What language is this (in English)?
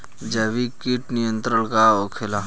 Bhojpuri